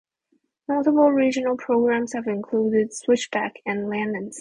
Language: English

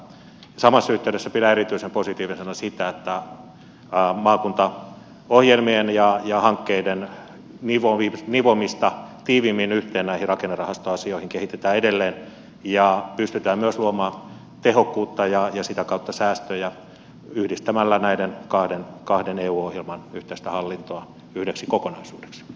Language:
Finnish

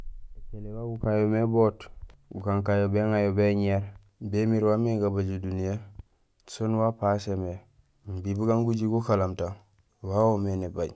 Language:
Gusilay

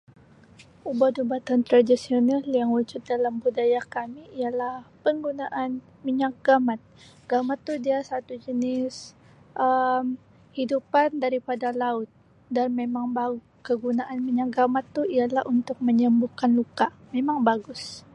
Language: Sabah Malay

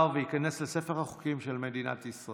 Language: Hebrew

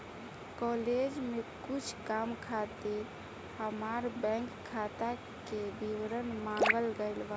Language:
Bhojpuri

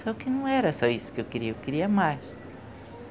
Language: Portuguese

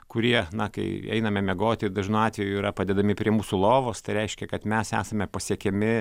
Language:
Lithuanian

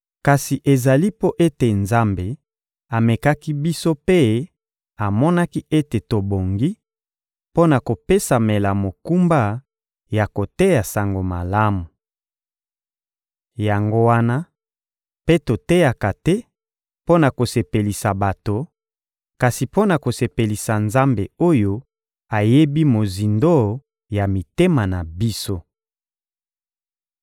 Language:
Lingala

